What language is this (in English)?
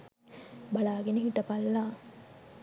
Sinhala